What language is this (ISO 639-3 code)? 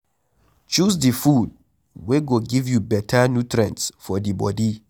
pcm